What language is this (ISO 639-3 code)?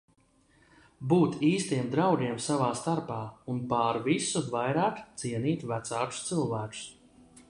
lav